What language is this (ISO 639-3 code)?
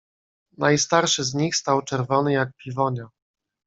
pol